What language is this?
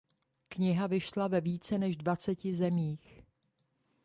Czech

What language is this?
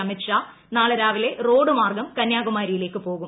Malayalam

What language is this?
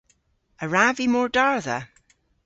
Cornish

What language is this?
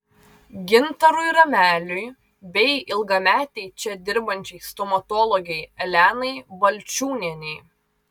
Lithuanian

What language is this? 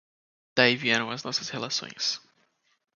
Portuguese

